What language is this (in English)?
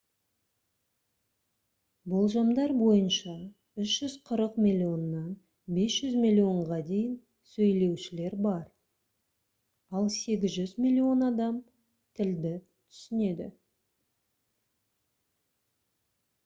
Kazakh